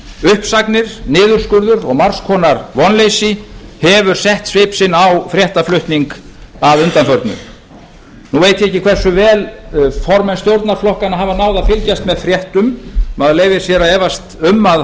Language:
Icelandic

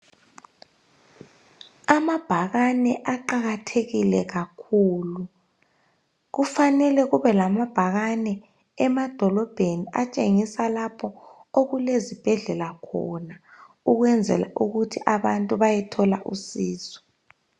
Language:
North Ndebele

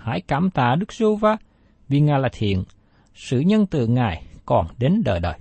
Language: Vietnamese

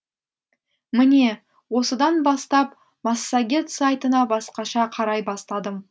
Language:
Kazakh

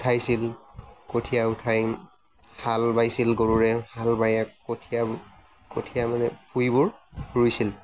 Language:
Assamese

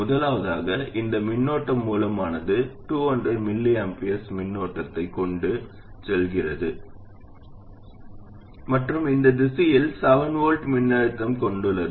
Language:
Tamil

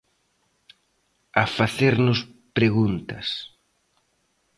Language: Galician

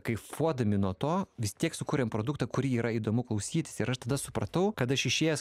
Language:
Lithuanian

